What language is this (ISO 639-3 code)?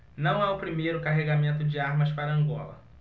por